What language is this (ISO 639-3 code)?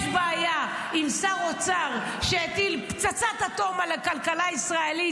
heb